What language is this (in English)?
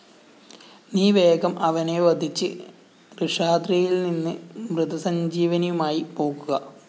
Malayalam